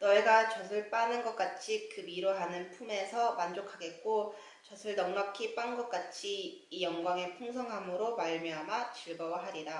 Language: Korean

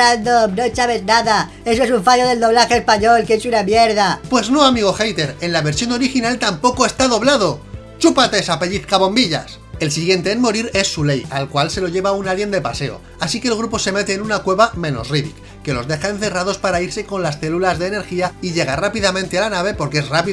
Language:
Spanish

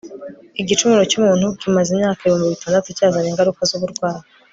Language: Kinyarwanda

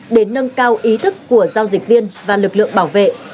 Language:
Vietnamese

